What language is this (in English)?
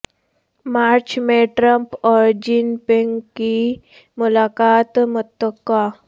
Urdu